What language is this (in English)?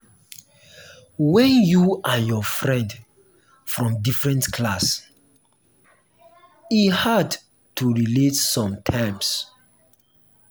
Nigerian Pidgin